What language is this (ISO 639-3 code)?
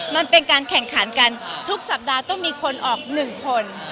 tha